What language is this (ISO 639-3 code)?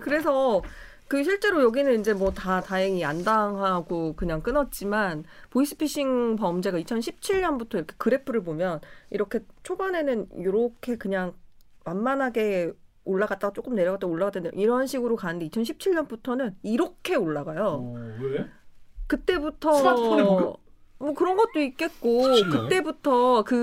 kor